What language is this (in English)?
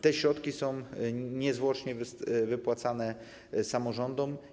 Polish